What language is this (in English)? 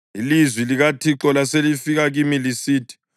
North Ndebele